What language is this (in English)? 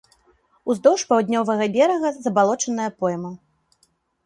Belarusian